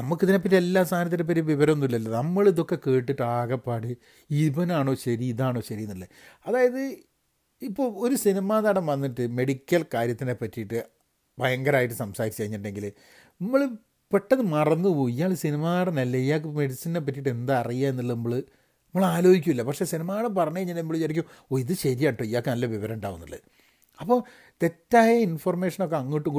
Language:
Malayalam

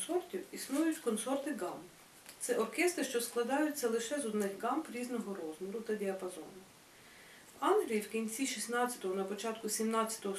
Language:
Ukrainian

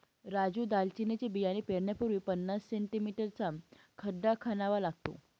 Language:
Marathi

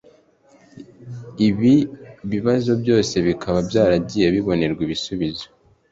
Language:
Kinyarwanda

